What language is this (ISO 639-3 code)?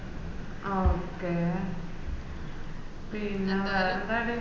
mal